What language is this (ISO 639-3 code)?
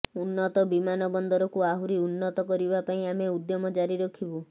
ori